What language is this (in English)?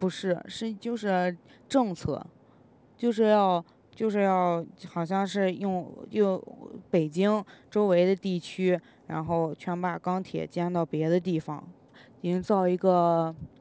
Chinese